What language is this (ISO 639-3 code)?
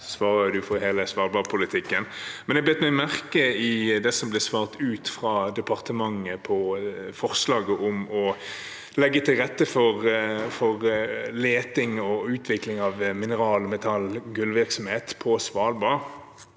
nor